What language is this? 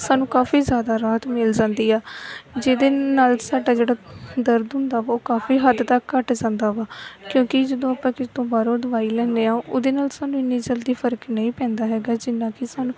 Punjabi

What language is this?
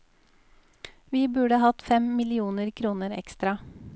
Norwegian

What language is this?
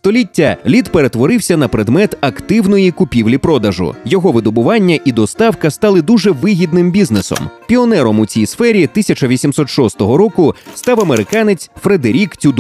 Ukrainian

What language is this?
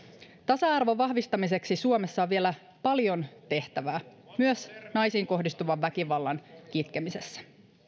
Finnish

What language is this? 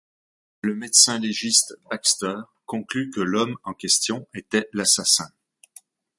French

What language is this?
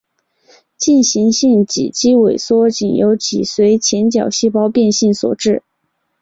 Chinese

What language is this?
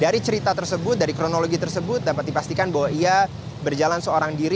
Indonesian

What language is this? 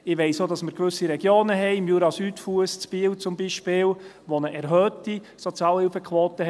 Swiss German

